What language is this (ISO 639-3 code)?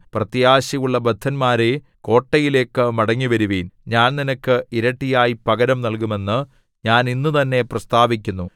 mal